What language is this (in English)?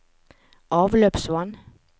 Norwegian